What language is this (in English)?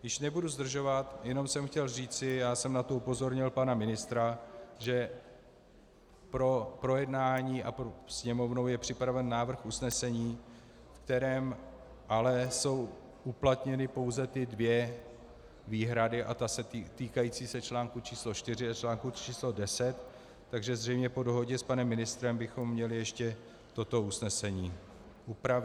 Czech